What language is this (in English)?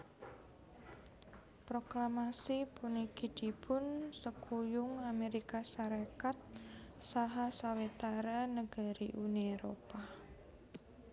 Javanese